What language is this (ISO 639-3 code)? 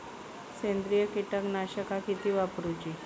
mar